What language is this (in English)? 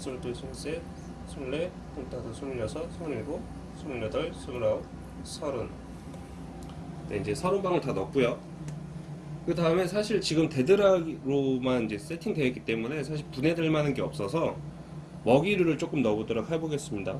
Korean